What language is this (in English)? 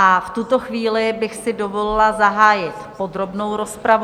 Czech